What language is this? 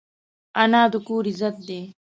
Pashto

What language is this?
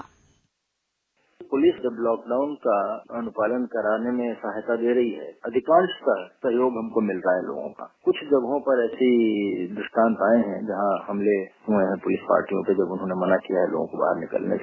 Hindi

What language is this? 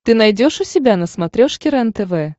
Russian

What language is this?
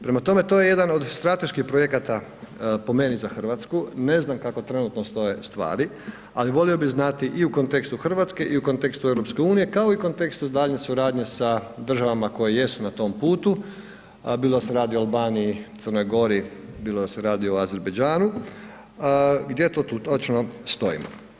Croatian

